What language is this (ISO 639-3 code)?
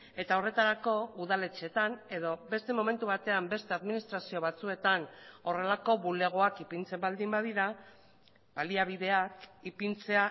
eus